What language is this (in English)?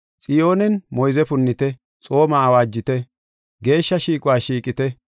Gofa